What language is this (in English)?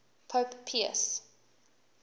English